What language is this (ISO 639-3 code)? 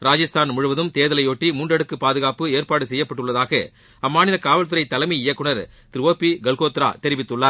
tam